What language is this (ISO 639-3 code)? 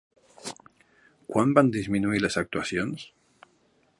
cat